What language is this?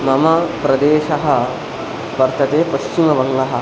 Sanskrit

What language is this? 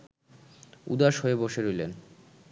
Bangla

